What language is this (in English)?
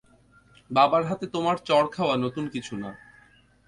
Bangla